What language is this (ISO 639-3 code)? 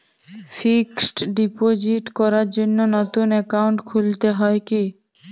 ben